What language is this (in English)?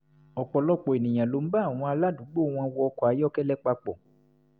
Yoruba